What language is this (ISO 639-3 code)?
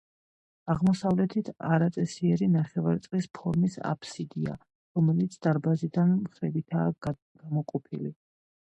kat